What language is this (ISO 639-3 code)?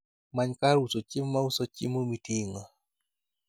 luo